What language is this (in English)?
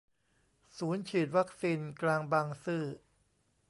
Thai